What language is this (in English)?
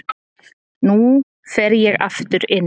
Icelandic